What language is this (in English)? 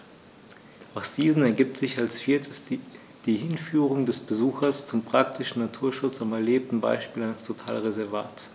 German